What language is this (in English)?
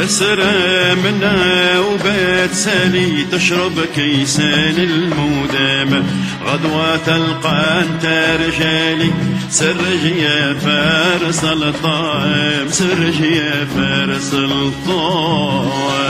Arabic